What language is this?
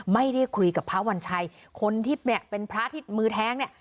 Thai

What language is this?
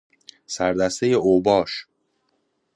Persian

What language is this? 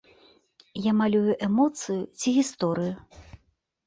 Belarusian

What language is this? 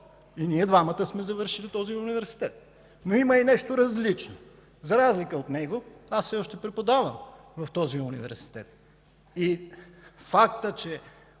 Bulgarian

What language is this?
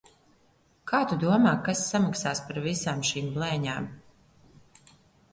Latvian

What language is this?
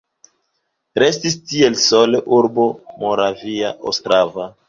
Esperanto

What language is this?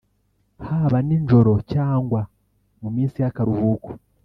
Kinyarwanda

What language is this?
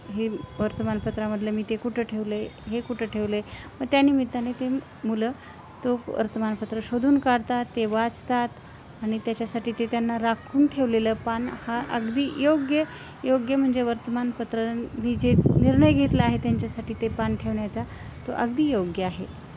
Marathi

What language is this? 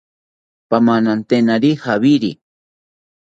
South Ucayali Ashéninka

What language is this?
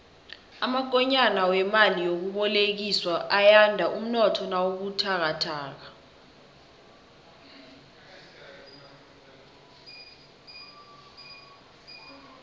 South Ndebele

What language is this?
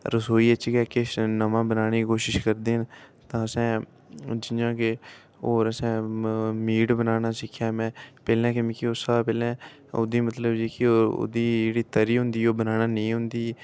Dogri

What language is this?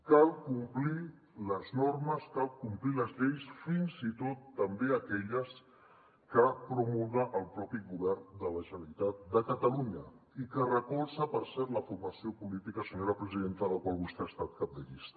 Catalan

